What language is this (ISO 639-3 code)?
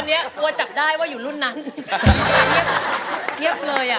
tha